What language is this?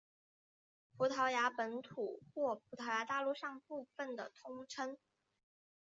Chinese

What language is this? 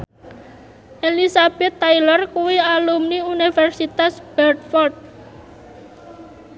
Javanese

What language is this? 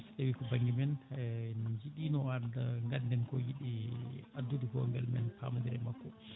Fula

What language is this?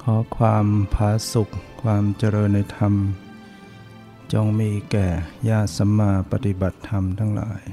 Thai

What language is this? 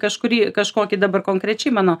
Lithuanian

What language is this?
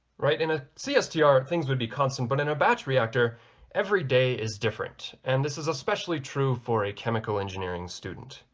English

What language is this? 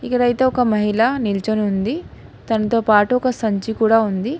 Telugu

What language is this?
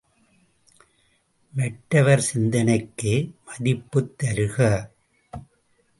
Tamil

